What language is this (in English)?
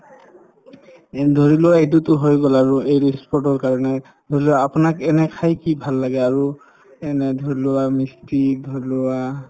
Assamese